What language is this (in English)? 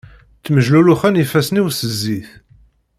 Kabyle